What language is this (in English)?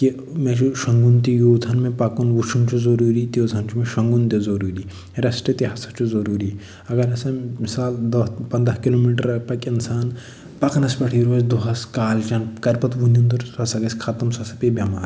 Kashmiri